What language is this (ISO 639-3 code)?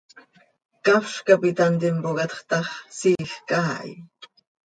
sei